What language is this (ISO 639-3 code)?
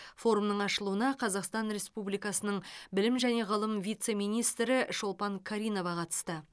kaz